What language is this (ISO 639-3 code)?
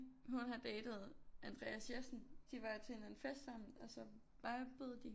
dan